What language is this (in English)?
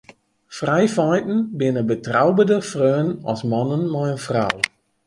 Western Frisian